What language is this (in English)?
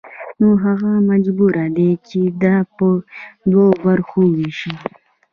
Pashto